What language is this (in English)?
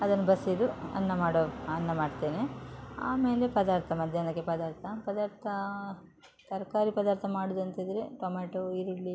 Kannada